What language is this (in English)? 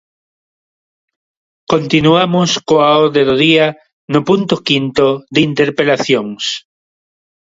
Galician